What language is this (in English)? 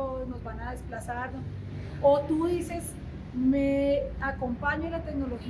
Spanish